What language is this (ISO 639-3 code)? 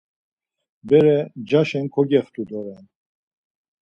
lzz